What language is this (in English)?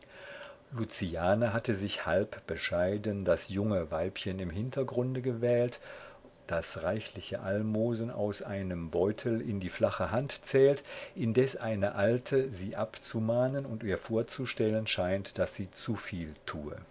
German